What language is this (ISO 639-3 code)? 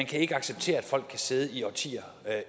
dan